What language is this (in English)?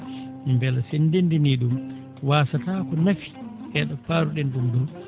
Fula